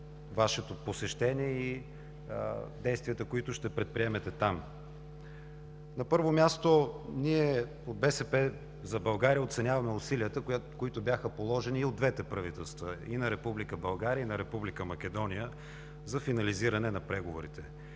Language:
Bulgarian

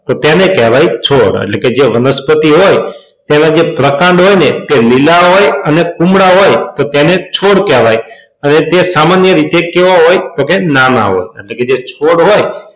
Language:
Gujarati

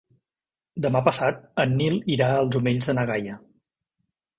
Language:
Catalan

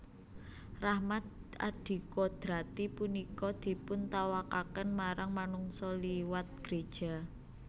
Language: Javanese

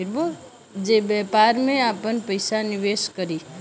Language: Bhojpuri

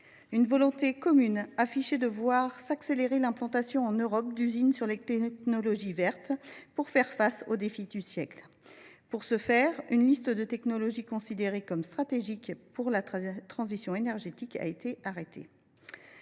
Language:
French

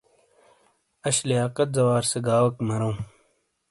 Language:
Shina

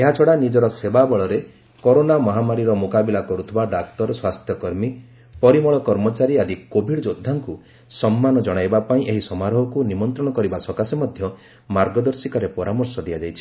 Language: Odia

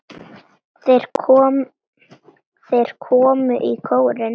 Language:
Icelandic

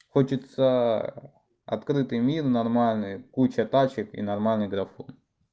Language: Russian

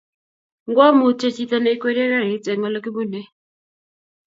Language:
Kalenjin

